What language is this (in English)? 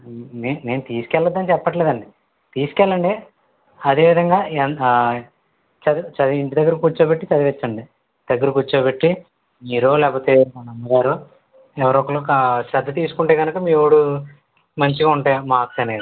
Telugu